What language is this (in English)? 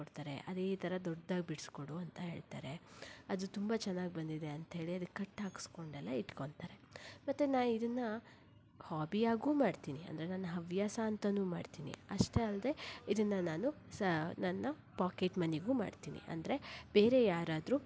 Kannada